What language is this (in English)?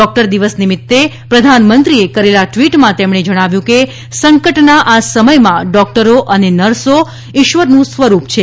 Gujarati